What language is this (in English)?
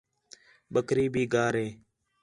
Khetrani